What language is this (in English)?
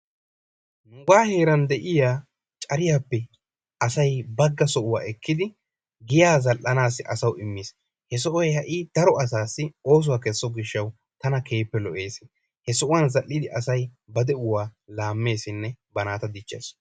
Wolaytta